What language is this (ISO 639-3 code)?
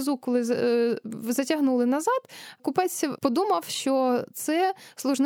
ukr